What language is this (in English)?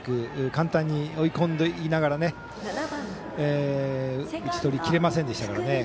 Japanese